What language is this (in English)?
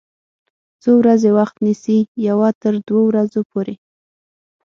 Pashto